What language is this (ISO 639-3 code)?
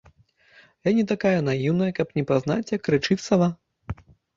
bel